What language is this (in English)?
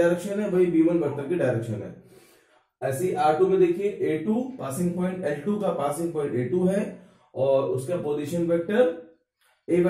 Hindi